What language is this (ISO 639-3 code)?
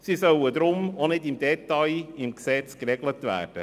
gsw